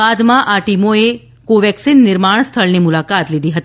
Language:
Gujarati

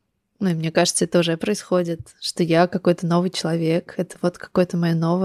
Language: Russian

